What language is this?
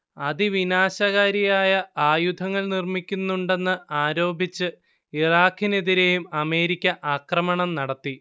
Malayalam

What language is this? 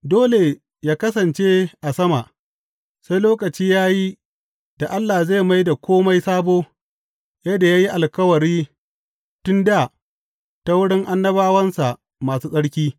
Hausa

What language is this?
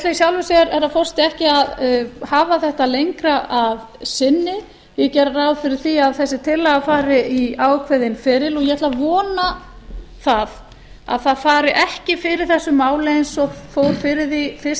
Icelandic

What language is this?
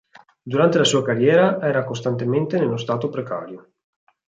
Italian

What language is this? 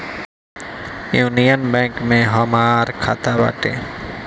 Bhojpuri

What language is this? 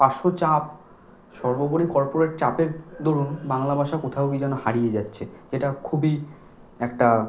Bangla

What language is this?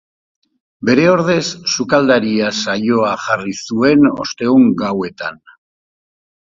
Basque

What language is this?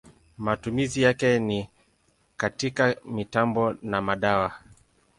Swahili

